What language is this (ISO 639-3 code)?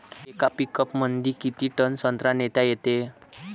mar